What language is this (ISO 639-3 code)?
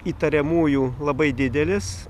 lit